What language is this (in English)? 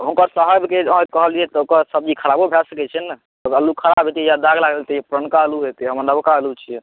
Maithili